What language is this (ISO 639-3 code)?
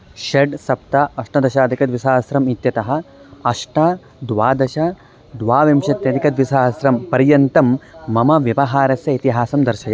san